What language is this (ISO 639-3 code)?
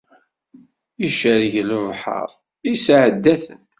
kab